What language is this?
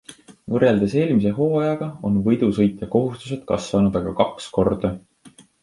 Estonian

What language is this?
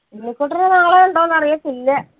Malayalam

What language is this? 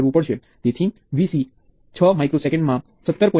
Gujarati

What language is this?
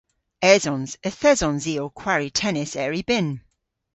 Cornish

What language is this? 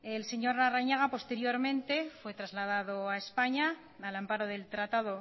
Spanish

